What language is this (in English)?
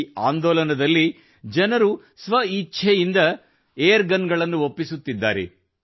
Kannada